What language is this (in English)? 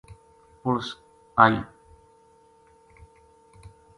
Gujari